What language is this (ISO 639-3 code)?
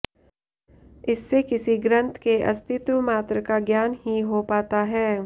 hin